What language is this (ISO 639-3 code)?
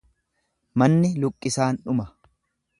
orm